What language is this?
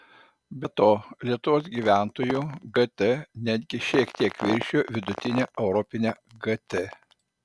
Lithuanian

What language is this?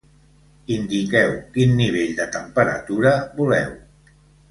Catalan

